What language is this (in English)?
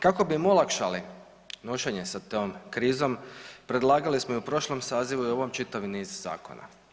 Croatian